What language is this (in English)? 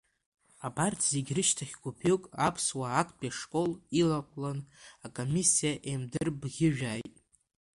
Abkhazian